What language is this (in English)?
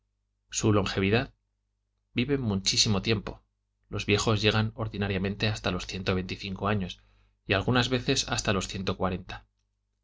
Spanish